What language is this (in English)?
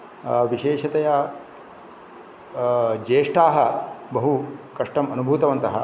Sanskrit